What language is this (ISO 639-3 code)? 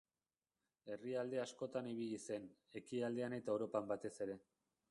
eus